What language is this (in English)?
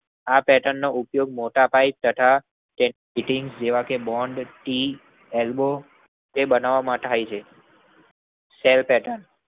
Gujarati